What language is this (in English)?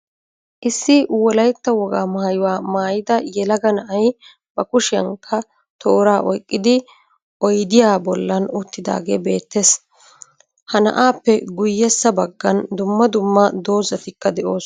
Wolaytta